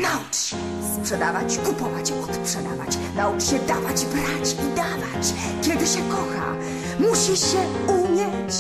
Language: Polish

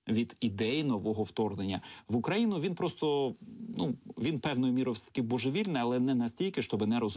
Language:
Ukrainian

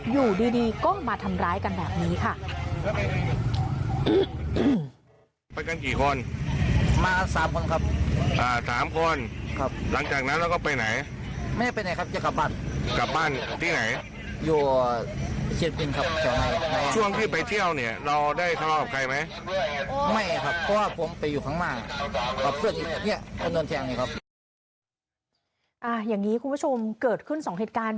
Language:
Thai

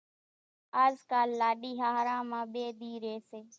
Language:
Kachi Koli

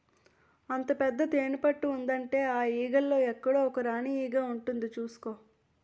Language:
Telugu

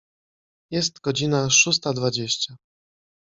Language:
Polish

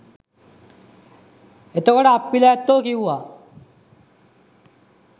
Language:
Sinhala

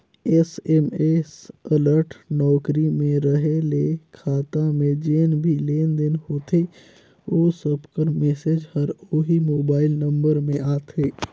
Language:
Chhattisgarhi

